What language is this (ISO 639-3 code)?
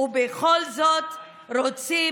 heb